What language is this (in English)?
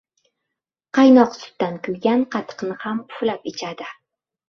Uzbek